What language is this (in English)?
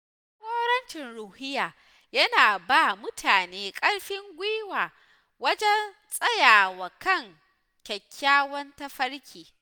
Hausa